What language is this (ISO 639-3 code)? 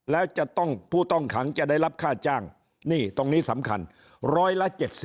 tha